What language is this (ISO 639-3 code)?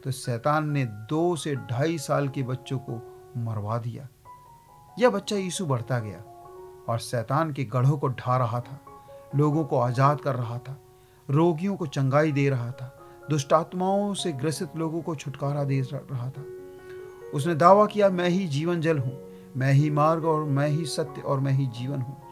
hin